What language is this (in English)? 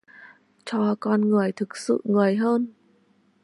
Vietnamese